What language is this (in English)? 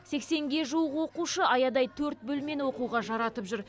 Kazakh